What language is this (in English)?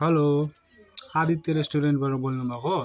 Nepali